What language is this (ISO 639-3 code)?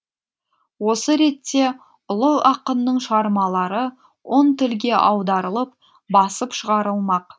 kaz